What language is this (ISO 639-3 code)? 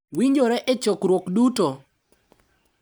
luo